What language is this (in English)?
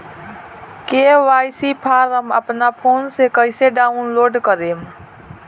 Bhojpuri